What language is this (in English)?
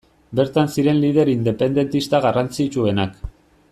Basque